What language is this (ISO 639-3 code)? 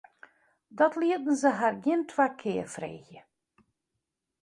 fry